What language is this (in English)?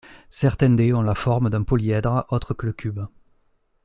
French